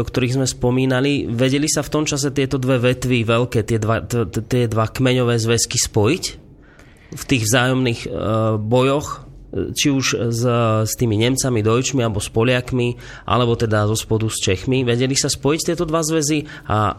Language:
Slovak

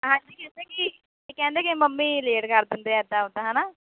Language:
Punjabi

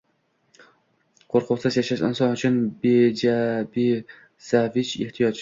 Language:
Uzbek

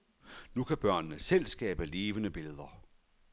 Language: Danish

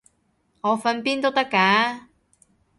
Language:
Cantonese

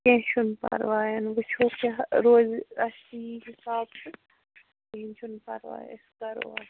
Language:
Kashmiri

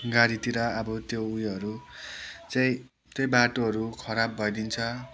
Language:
Nepali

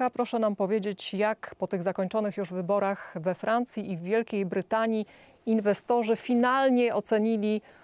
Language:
Polish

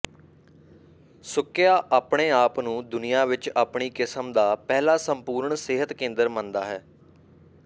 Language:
Punjabi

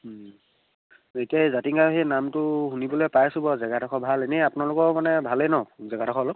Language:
Assamese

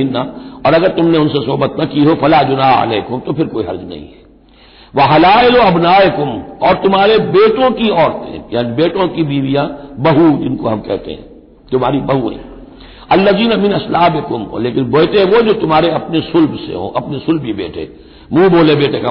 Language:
Hindi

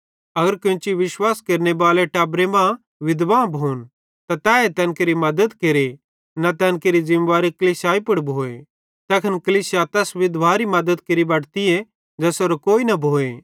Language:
Bhadrawahi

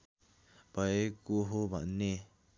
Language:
Nepali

